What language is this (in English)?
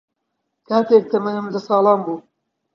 Central Kurdish